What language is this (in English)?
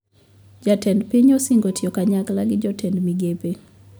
Luo (Kenya and Tanzania)